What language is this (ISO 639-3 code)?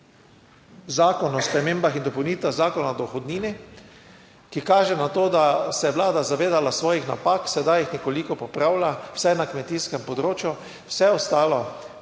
slv